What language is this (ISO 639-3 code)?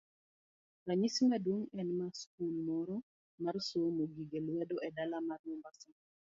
luo